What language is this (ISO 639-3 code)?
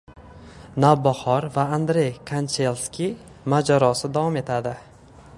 uzb